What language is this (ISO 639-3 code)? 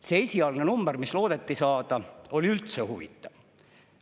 est